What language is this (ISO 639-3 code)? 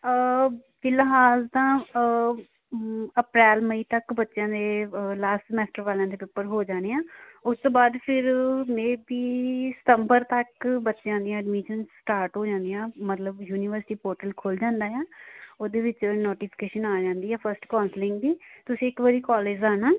pan